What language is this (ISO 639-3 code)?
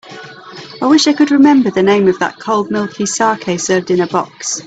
eng